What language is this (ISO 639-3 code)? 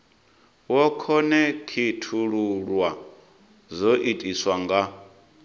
ven